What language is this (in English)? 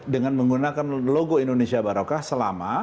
Indonesian